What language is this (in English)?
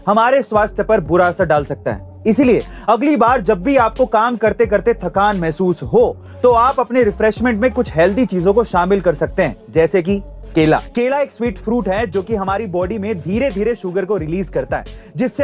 Hindi